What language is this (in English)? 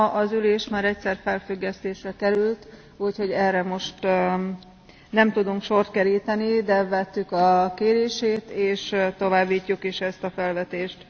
Hungarian